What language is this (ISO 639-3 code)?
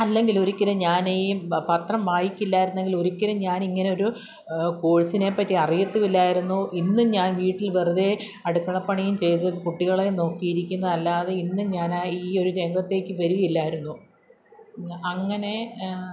mal